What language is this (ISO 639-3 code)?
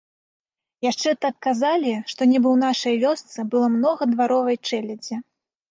bel